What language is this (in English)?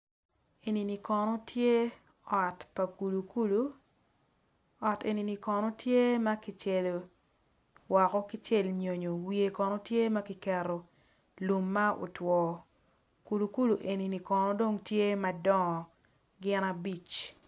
Acoli